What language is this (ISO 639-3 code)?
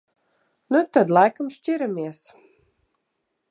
lav